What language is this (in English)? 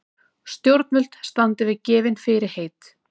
Icelandic